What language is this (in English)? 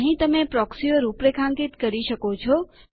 Gujarati